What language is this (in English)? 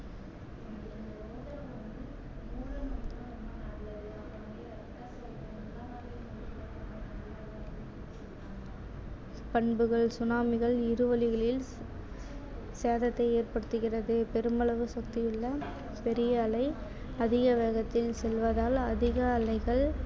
Tamil